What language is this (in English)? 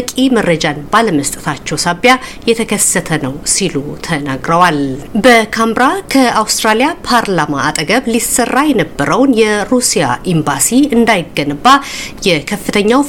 Amharic